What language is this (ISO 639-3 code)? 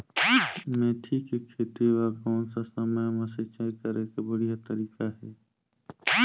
hne